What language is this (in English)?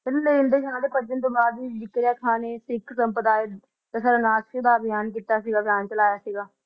Punjabi